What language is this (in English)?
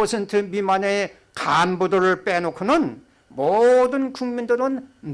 Korean